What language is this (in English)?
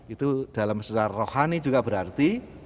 Indonesian